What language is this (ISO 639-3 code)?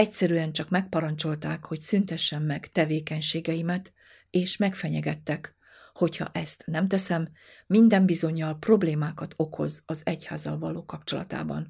hun